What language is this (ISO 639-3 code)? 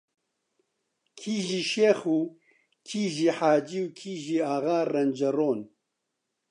ckb